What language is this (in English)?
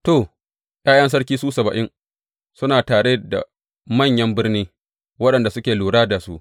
Hausa